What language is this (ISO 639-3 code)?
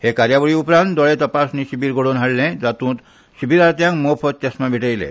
kok